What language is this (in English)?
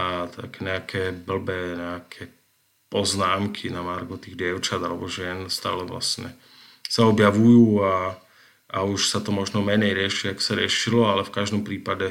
Slovak